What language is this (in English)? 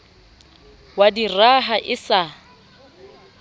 Southern Sotho